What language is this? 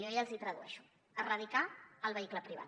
Catalan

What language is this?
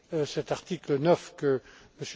French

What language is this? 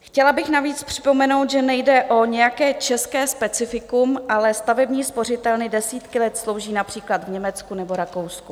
Czech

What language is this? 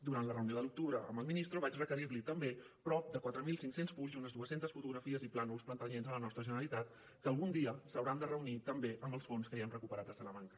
Catalan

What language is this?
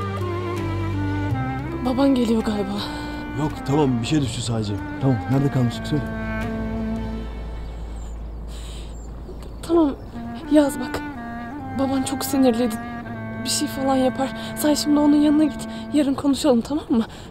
Turkish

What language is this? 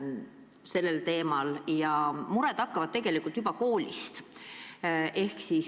Estonian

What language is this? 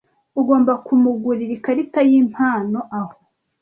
Kinyarwanda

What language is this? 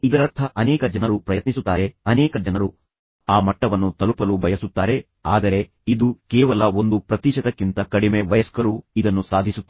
Kannada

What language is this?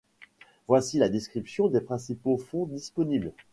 French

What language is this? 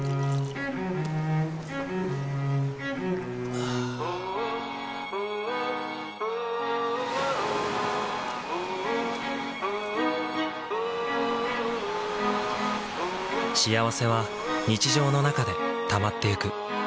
Japanese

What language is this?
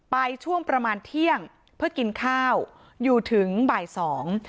Thai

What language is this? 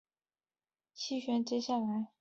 Chinese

